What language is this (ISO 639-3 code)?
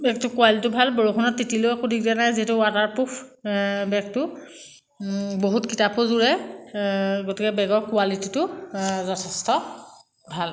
asm